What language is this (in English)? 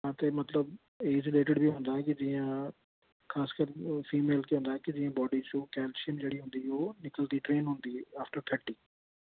Dogri